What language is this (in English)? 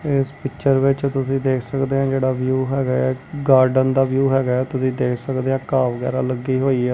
Punjabi